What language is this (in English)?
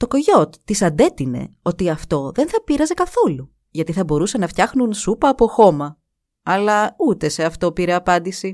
Greek